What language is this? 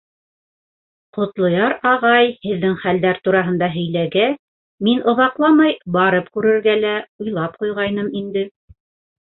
Bashkir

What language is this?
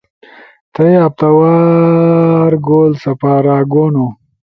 Ushojo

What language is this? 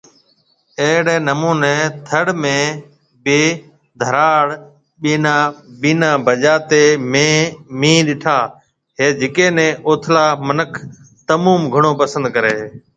Marwari (Pakistan)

